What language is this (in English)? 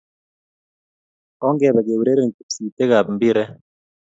Kalenjin